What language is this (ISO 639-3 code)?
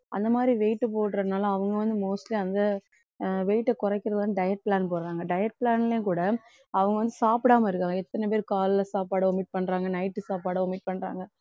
tam